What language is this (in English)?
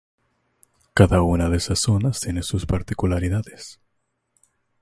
Spanish